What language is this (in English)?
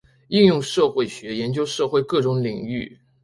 Chinese